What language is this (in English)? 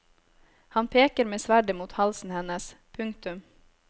Norwegian